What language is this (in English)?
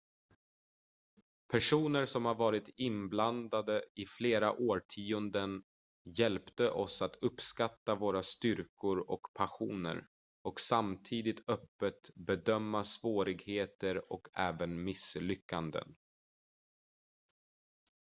Swedish